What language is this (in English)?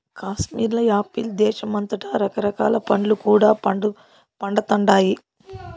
Telugu